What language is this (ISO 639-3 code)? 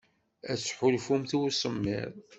kab